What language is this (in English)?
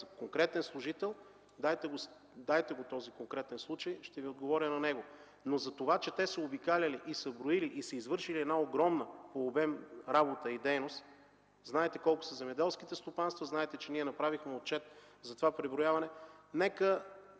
Bulgarian